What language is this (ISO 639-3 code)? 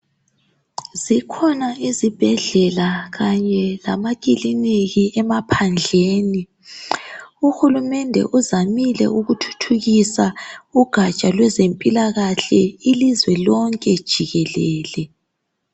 nde